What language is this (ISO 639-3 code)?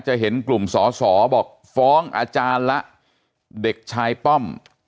tha